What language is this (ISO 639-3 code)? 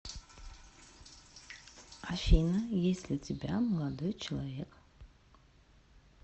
rus